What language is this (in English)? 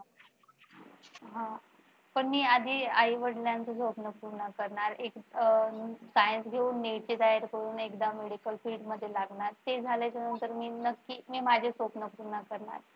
Marathi